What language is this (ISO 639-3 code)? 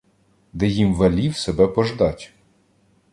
ukr